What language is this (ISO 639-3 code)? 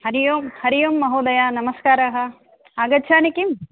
san